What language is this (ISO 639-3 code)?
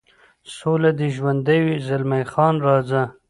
pus